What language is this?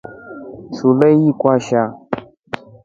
Rombo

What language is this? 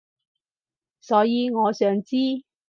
Cantonese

